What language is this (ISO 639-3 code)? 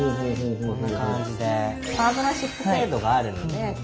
jpn